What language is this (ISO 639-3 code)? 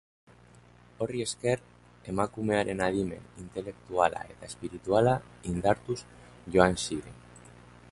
eus